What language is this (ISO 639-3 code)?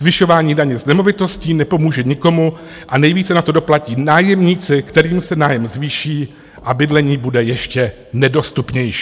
ces